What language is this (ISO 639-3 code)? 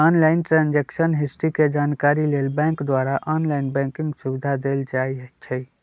mag